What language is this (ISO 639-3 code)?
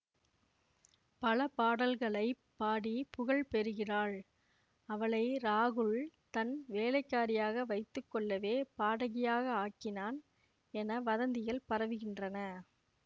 tam